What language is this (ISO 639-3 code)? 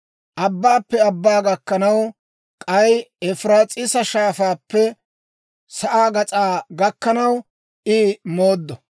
dwr